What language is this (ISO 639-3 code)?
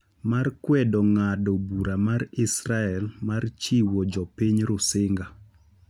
luo